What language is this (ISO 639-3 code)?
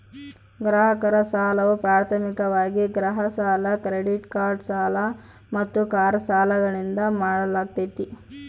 kan